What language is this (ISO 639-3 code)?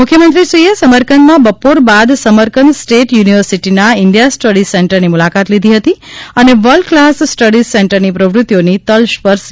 guj